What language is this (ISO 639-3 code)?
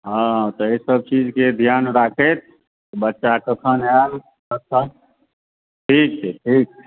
mai